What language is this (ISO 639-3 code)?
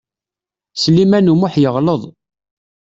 kab